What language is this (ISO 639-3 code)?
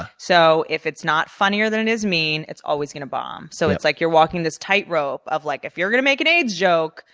eng